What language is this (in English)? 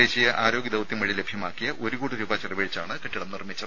Malayalam